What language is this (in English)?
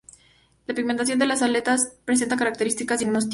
Spanish